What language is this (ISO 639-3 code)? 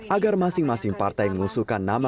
ind